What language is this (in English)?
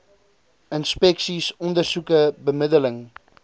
Afrikaans